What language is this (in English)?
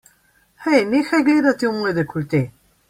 Slovenian